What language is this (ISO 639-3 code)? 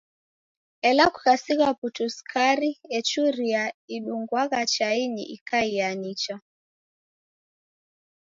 dav